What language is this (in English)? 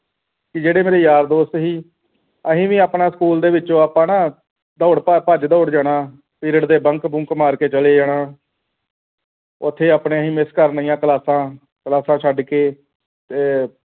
Punjabi